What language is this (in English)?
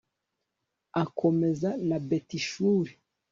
Kinyarwanda